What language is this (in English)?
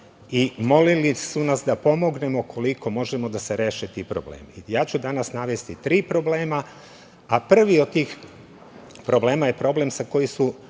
Serbian